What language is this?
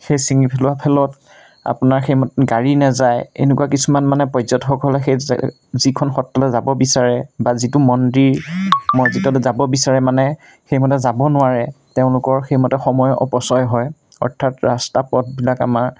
Assamese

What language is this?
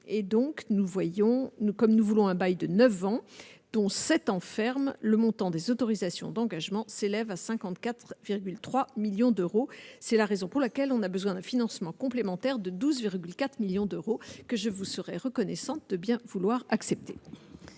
French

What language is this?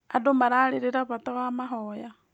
Kikuyu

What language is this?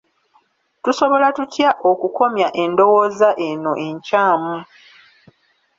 Ganda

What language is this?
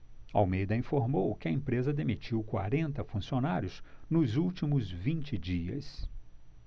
Portuguese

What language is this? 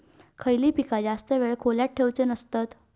Marathi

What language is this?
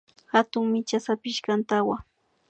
Imbabura Highland Quichua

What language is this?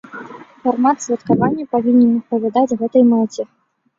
Belarusian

